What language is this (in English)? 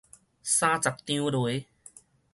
Min Nan Chinese